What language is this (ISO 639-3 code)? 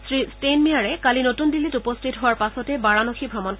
asm